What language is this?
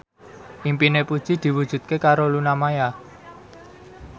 Javanese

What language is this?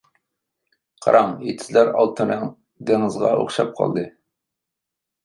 Uyghur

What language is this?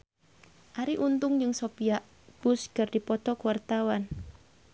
Sundanese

